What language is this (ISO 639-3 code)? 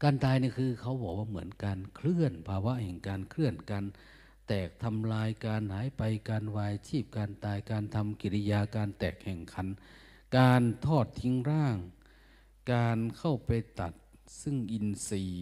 tha